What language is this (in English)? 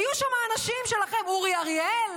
Hebrew